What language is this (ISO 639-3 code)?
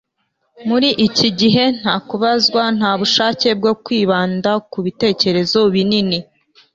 kin